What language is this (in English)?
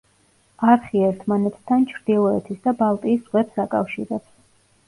Georgian